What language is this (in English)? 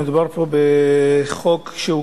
Hebrew